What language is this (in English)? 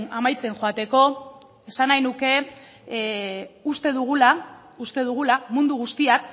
Basque